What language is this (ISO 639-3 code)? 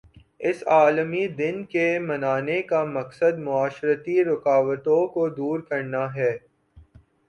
urd